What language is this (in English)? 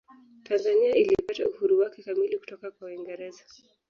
Swahili